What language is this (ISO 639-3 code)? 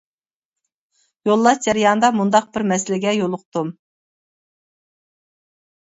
uig